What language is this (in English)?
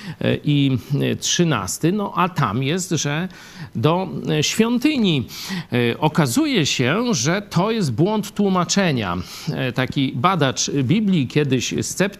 Polish